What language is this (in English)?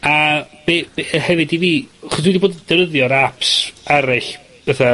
Welsh